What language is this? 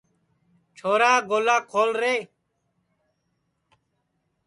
Sansi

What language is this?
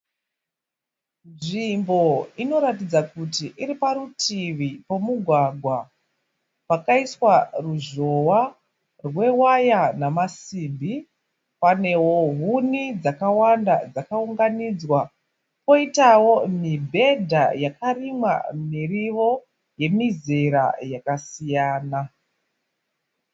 Shona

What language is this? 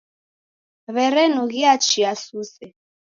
Taita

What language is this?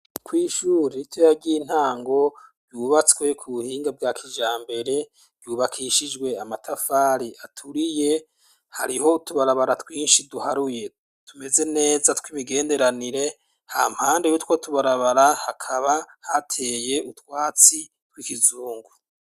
Rundi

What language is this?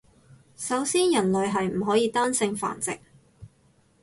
Cantonese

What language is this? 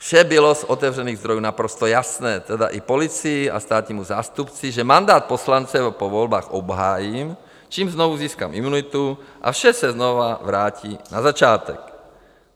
Czech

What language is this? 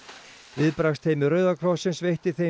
Icelandic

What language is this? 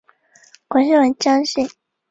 Chinese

